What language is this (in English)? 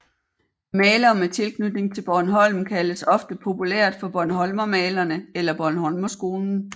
Danish